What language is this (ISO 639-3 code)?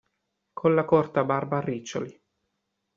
ita